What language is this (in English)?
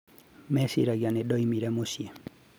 Kikuyu